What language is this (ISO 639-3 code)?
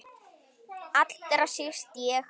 isl